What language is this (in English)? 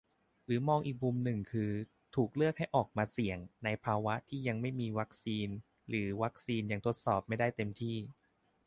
Thai